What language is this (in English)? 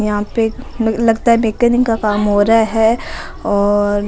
Rajasthani